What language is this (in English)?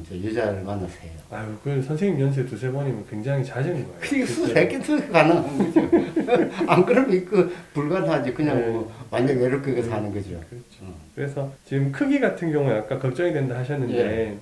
Korean